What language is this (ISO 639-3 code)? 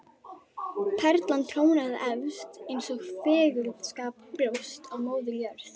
isl